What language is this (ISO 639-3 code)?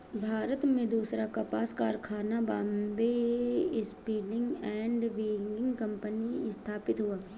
hin